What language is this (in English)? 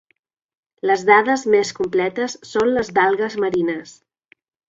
Catalan